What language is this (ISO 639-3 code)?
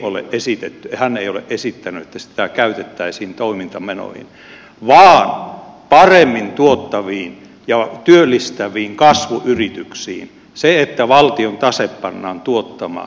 fin